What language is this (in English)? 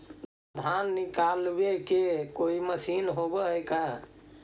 Magahi